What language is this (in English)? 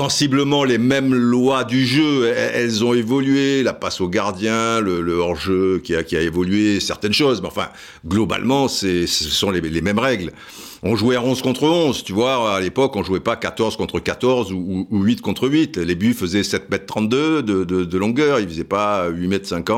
French